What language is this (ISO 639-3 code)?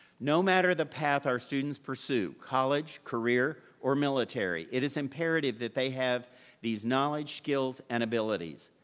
eng